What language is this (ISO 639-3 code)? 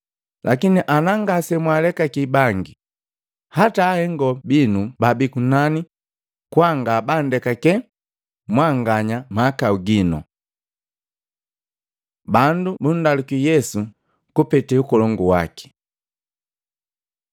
mgv